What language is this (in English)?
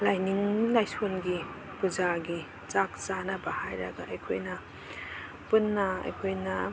Manipuri